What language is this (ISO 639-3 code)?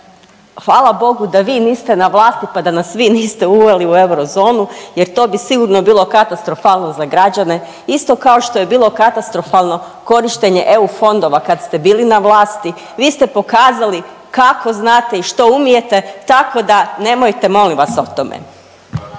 hrv